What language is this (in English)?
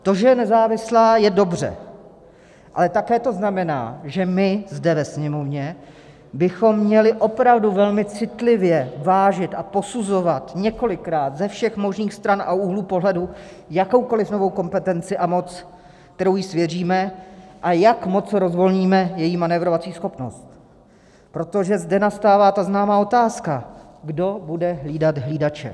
Czech